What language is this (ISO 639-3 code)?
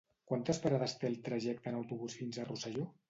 cat